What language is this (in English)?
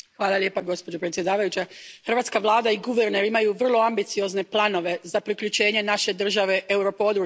Croatian